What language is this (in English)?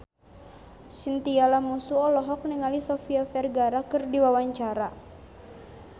Sundanese